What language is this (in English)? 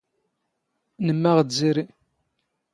Standard Moroccan Tamazight